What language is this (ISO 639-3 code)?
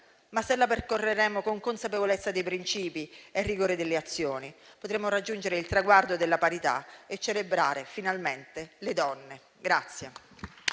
ita